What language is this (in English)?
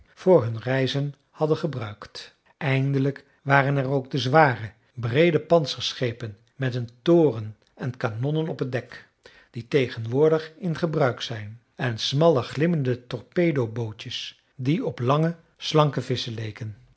Dutch